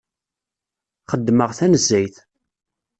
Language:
Kabyle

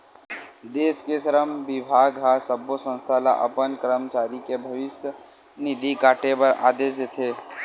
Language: Chhattisgarhi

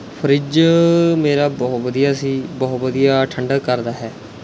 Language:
Punjabi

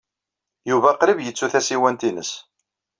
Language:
Kabyle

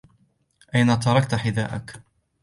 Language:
Arabic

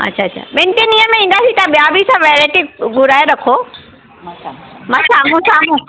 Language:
Sindhi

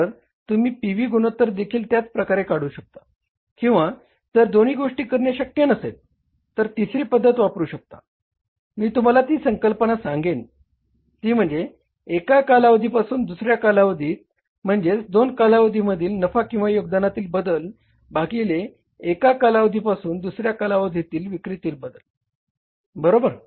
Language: Marathi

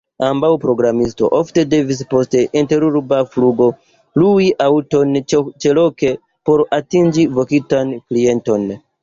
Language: Esperanto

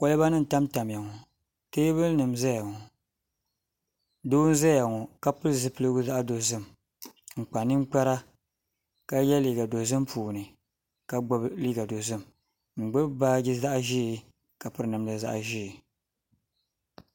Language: Dagbani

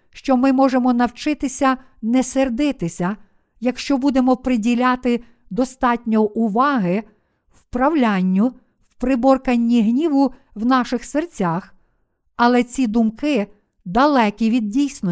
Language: Ukrainian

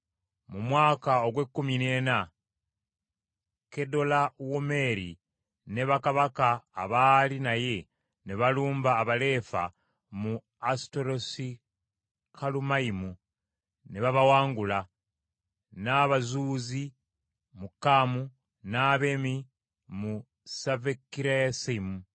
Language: Ganda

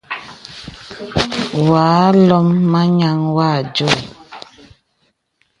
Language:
Bebele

